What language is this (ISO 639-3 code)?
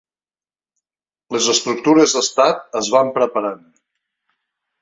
cat